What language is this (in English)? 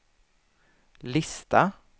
Swedish